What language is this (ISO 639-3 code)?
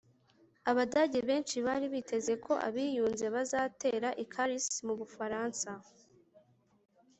kin